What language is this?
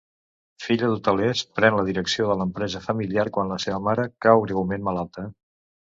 Catalan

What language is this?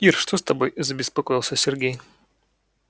Russian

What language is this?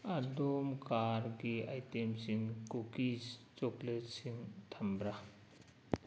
Manipuri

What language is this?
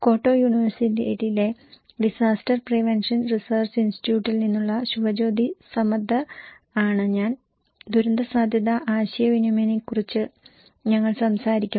Malayalam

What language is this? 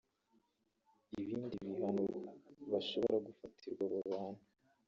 Kinyarwanda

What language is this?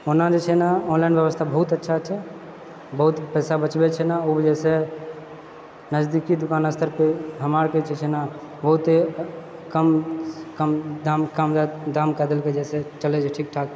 Maithili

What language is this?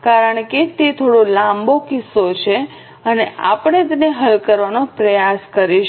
Gujarati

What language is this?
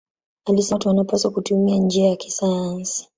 Swahili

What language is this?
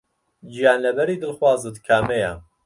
Central Kurdish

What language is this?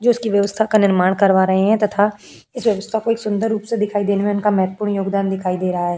Hindi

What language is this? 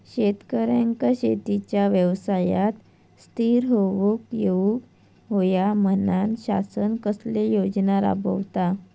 Marathi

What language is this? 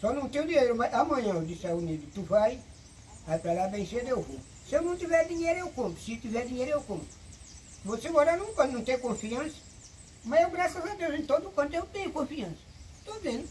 Portuguese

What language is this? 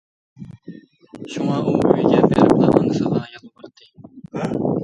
Uyghur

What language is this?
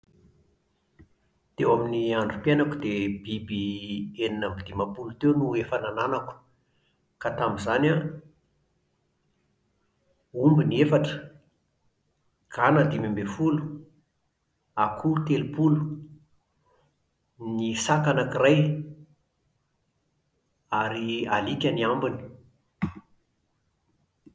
Malagasy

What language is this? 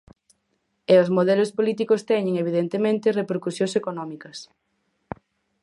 Galician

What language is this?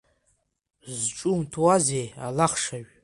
Abkhazian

